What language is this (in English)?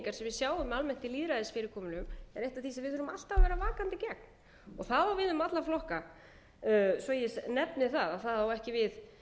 Icelandic